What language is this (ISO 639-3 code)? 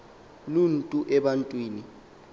xho